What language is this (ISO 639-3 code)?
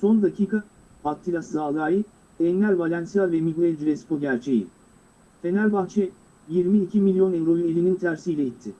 tur